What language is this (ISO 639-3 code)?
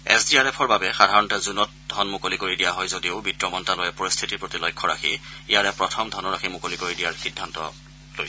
asm